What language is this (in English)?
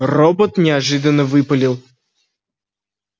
Russian